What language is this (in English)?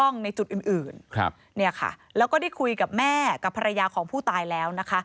Thai